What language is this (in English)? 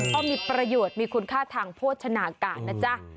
Thai